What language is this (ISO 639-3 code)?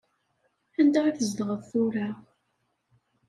kab